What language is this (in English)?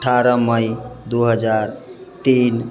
Maithili